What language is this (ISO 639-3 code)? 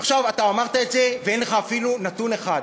heb